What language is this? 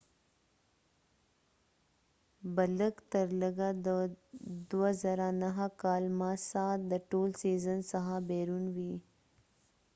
Pashto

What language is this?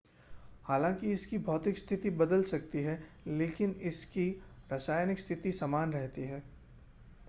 Hindi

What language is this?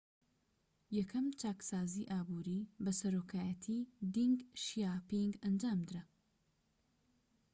Central Kurdish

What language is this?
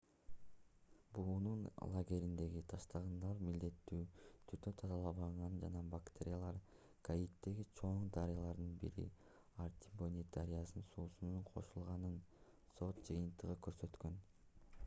Kyrgyz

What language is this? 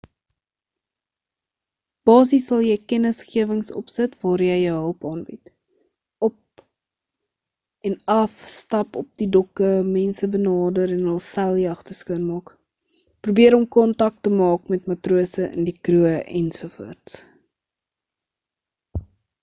Afrikaans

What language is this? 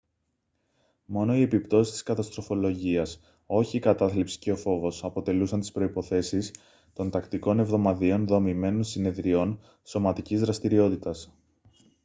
Greek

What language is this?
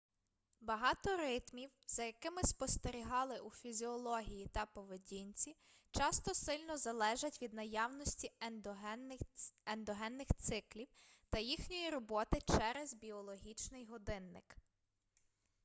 Ukrainian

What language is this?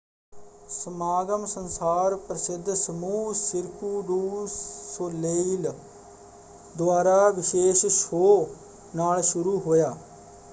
Punjabi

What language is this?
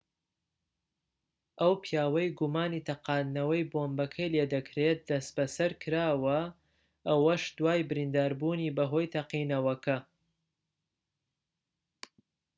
Central Kurdish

